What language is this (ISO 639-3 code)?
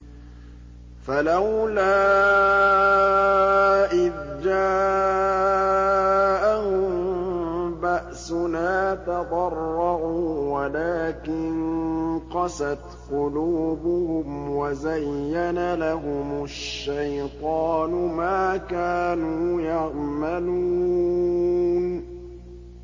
ara